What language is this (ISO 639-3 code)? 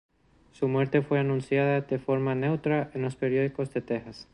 spa